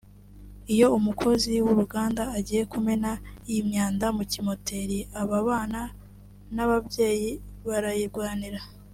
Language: Kinyarwanda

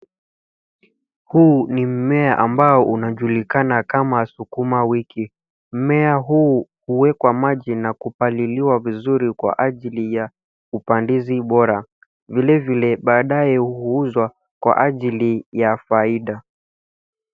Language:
Swahili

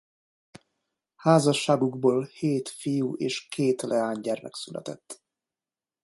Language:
Hungarian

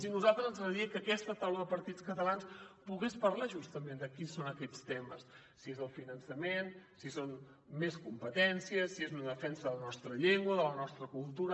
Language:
Catalan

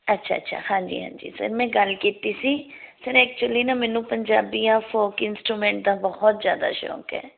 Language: Punjabi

